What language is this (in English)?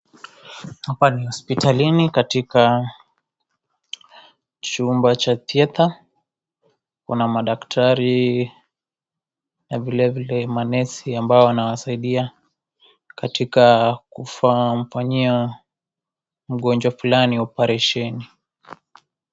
Swahili